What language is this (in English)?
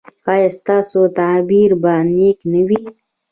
Pashto